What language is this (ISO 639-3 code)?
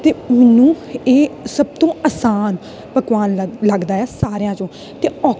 pan